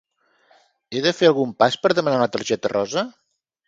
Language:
Catalan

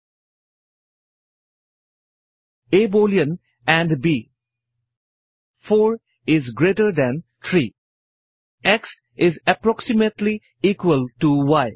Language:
Assamese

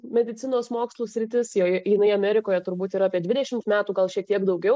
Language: Lithuanian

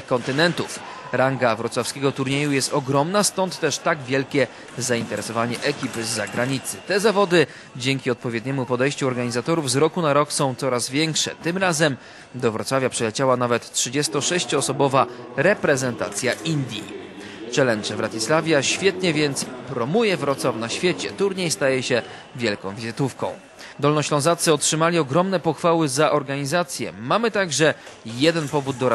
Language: Polish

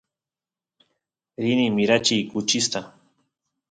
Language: Santiago del Estero Quichua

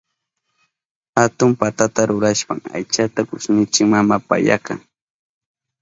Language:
Southern Pastaza Quechua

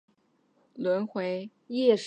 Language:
Chinese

